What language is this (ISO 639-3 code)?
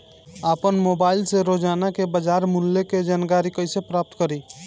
bho